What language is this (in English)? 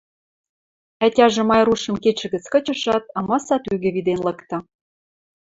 Western Mari